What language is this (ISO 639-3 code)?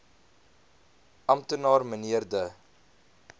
afr